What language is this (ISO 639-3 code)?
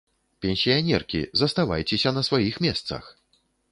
bel